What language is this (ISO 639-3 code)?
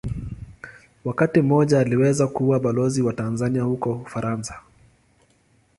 swa